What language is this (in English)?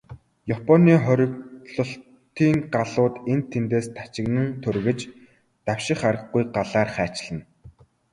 Mongolian